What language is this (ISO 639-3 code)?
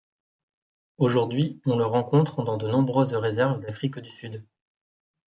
fra